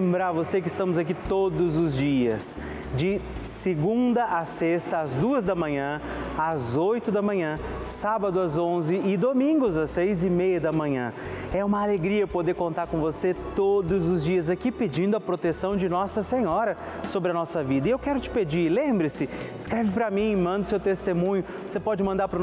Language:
Portuguese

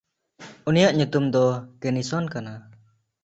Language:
Santali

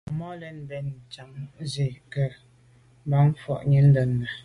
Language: Medumba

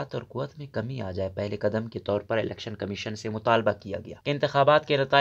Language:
Hindi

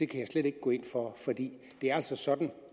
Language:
Danish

